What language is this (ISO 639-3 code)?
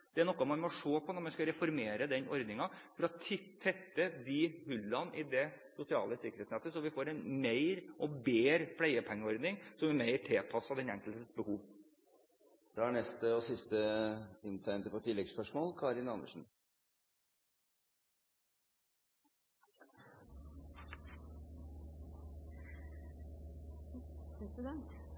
nor